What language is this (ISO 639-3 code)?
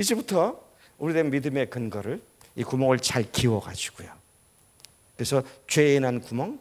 kor